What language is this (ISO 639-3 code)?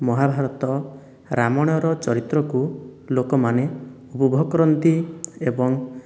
ori